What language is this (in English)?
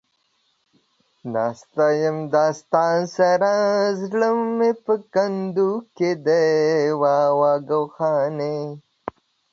Pashto